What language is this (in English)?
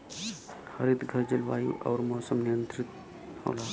Bhojpuri